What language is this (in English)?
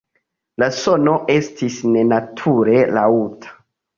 Esperanto